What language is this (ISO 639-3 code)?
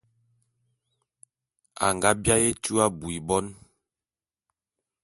bum